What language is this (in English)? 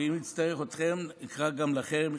Hebrew